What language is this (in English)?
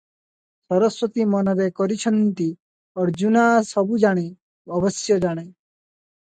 Odia